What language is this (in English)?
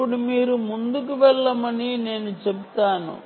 Telugu